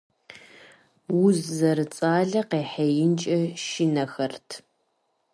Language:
Kabardian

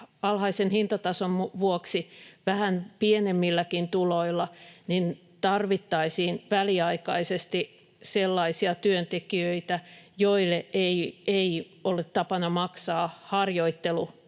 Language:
Finnish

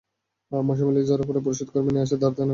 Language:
Bangla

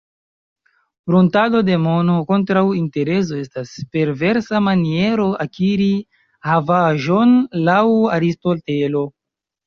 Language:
Esperanto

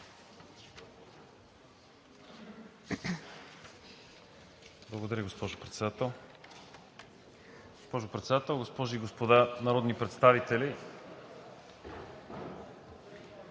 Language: Bulgarian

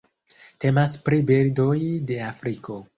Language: Esperanto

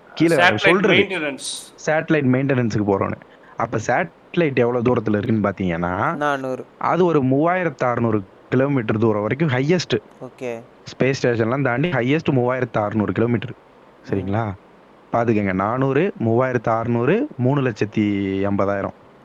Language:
Tamil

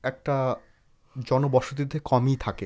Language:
Bangla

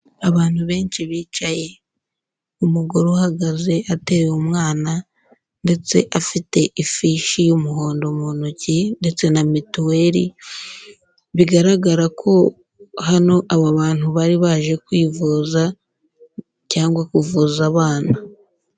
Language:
Kinyarwanda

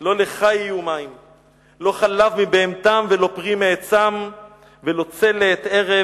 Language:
Hebrew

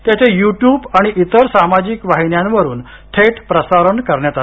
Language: Marathi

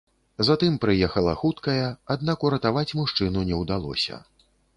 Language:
Belarusian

